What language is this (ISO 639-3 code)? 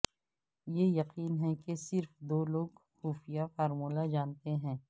urd